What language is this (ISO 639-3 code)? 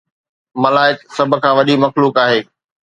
snd